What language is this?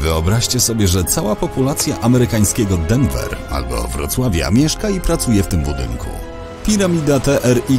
Polish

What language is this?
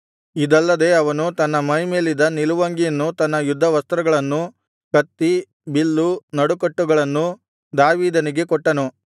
Kannada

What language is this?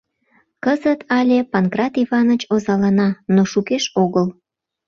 Mari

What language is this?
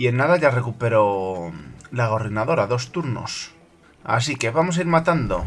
Spanish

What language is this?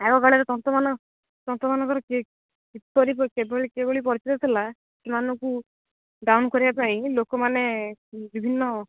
Odia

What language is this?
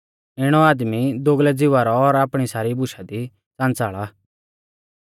Mahasu Pahari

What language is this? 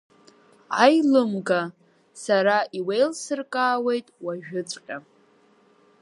Abkhazian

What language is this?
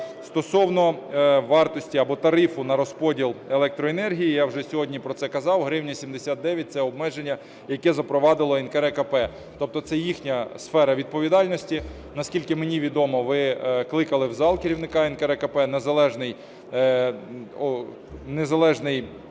Ukrainian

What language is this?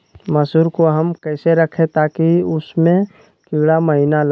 Magahi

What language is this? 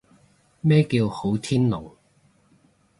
Cantonese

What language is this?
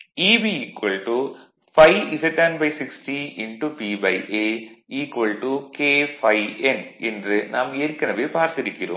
Tamil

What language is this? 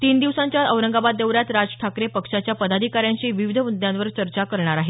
Marathi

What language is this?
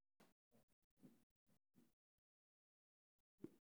Somali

